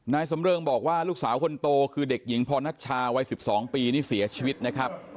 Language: Thai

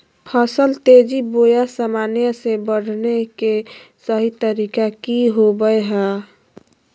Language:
Magahi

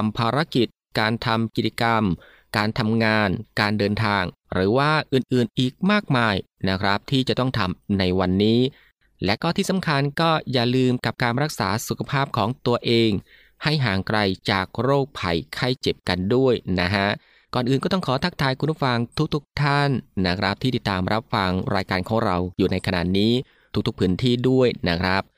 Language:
Thai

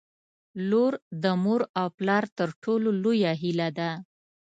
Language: Pashto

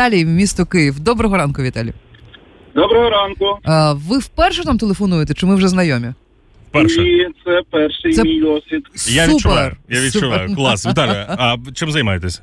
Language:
Ukrainian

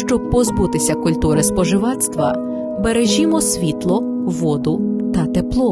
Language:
Ukrainian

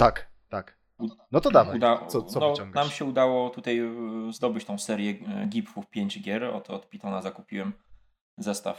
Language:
Polish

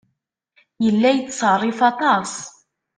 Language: Kabyle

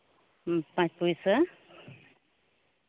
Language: Santali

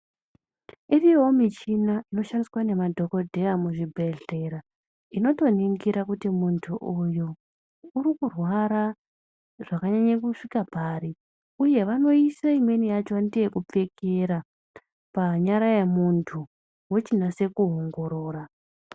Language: Ndau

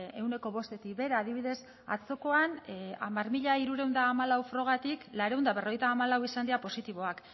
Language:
Basque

